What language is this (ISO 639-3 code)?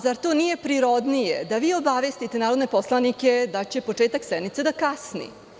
srp